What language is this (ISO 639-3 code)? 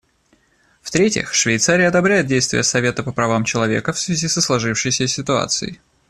rus